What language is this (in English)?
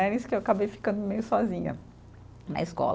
Portuguese